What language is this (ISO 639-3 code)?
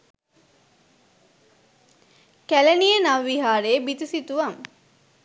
sin